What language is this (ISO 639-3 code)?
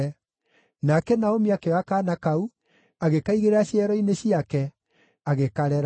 kik